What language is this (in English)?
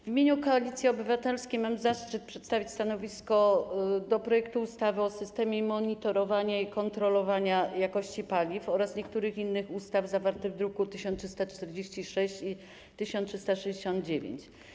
Polish